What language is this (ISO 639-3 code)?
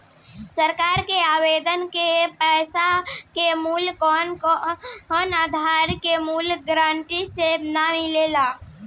bho